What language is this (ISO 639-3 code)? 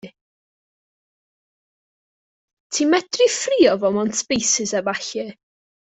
cym